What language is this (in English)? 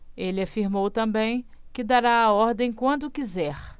Portuguese